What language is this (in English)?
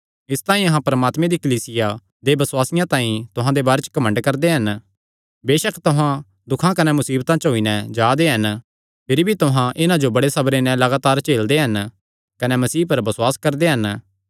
Kangri